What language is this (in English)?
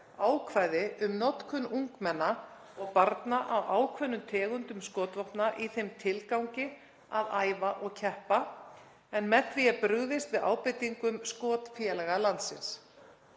Icelandic